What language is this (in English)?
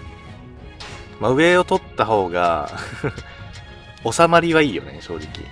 Japanese